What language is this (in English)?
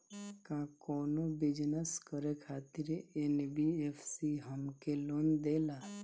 Bhojpuri